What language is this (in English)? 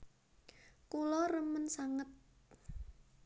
Javanese